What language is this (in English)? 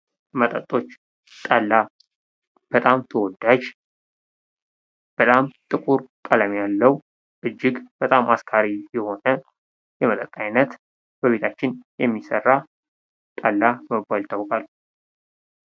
Amharic